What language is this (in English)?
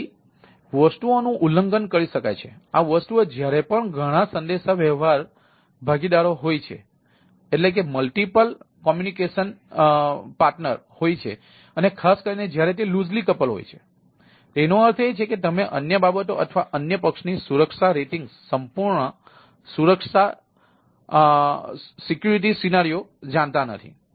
Gujarati